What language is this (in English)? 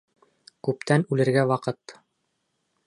Bashkir